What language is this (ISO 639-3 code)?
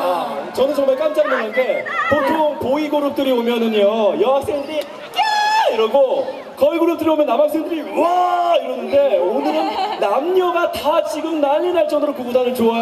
kor